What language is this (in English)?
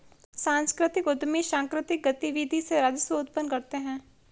Hindi